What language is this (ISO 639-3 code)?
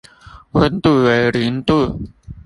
zho